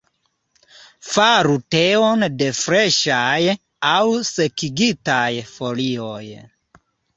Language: Esperanto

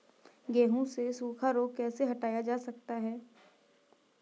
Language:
Hindi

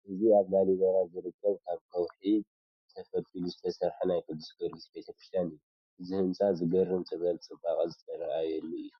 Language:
Tigrinya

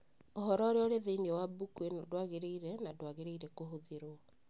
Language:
Kikuyu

